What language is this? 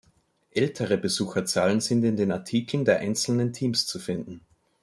German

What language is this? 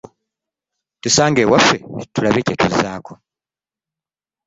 Ganda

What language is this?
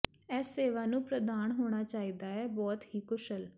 Punjabi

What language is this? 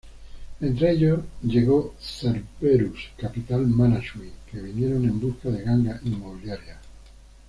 Spanish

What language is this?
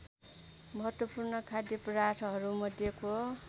Nepali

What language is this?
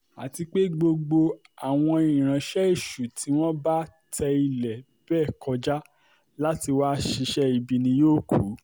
Yoruba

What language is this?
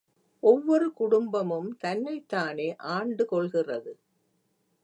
Tamil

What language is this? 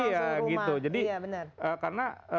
Indonesian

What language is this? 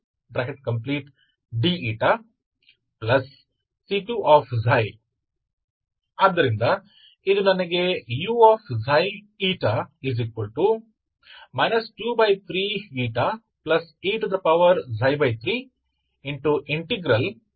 Kannada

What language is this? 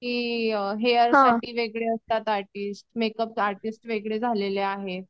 Marathi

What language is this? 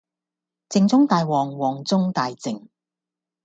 Cantonese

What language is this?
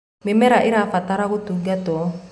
Kikuyu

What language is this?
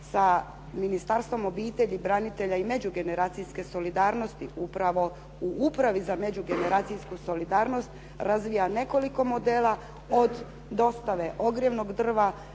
Croatian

